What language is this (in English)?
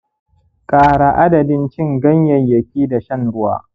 Hausa